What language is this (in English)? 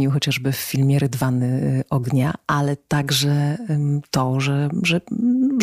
Polish